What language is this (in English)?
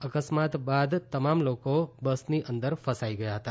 Gujarati